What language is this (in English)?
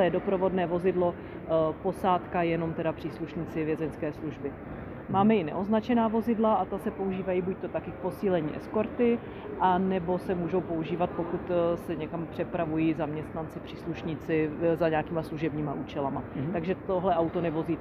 Czech